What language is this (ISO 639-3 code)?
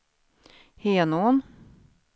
swe